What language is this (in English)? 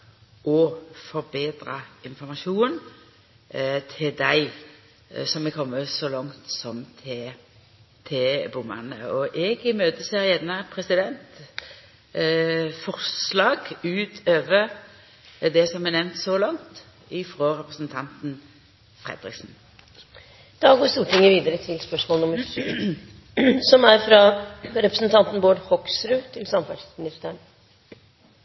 Norwegian